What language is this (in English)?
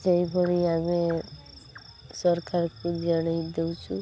Odia